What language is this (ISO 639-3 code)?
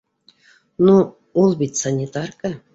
bak